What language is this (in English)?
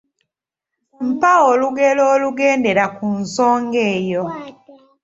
Ganda